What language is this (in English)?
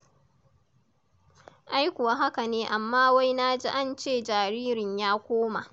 Hausa